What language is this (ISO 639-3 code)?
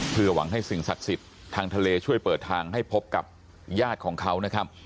tha